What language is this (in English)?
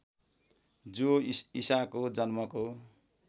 Nepali